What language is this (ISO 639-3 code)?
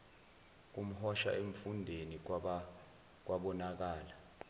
zul